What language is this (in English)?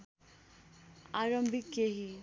Nepali